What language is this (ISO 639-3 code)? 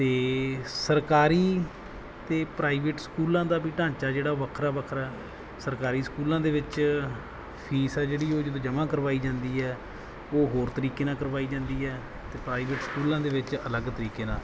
pan